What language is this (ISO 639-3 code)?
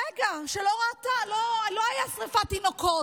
heb